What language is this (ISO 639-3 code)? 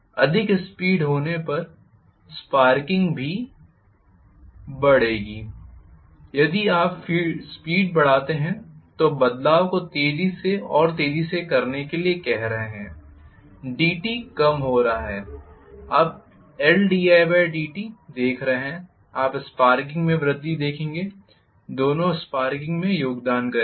hin